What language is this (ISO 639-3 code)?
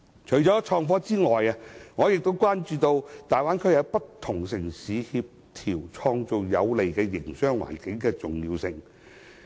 yue